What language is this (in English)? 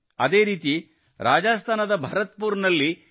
Kannada